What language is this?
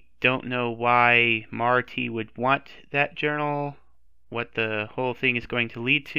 English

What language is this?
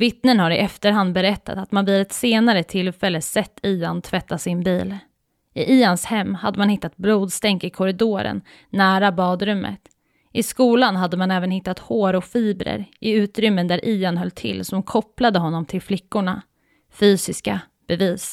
Swedish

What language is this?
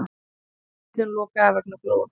Icelandic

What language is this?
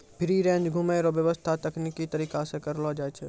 Maithili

